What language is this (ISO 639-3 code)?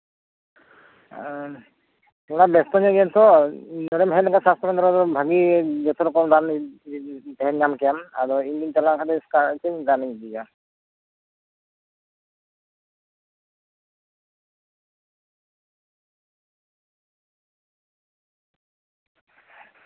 sat